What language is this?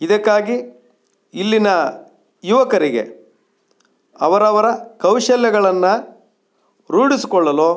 Kannada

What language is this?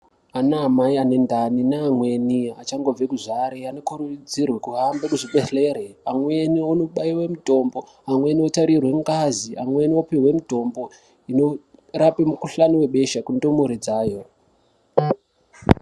Ndau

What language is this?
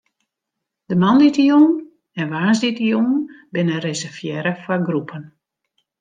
Western Frisian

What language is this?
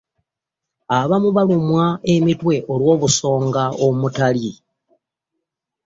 Ganda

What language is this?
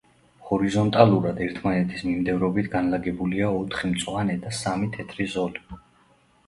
Georgian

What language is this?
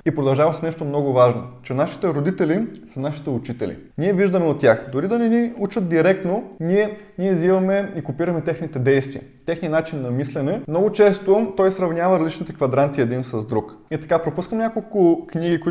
Bulgarian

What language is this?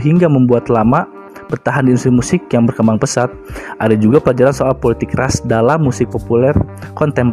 Indonesian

